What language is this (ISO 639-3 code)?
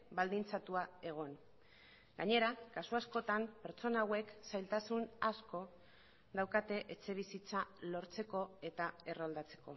eus